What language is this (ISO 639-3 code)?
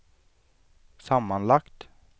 swe